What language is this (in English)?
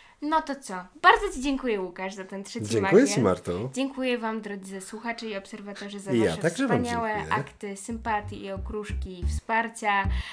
Polish